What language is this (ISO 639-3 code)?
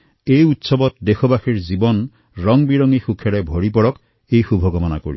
asm